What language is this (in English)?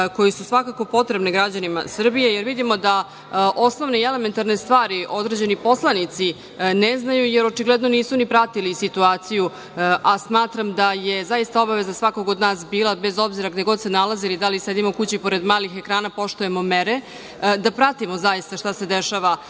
Serbian